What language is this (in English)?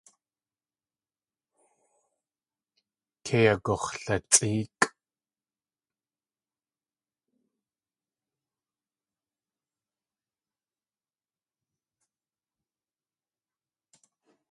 Tlingit